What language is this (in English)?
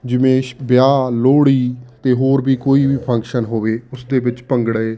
Punjabi